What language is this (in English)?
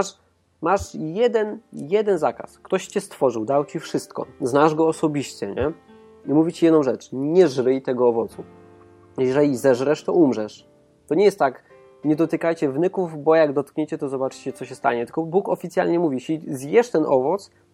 Polish